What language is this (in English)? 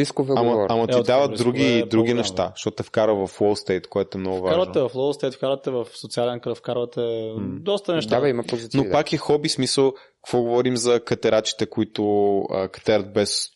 Bulgarian